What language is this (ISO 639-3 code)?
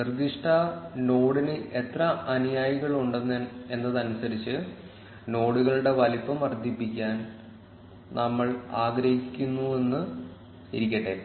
mal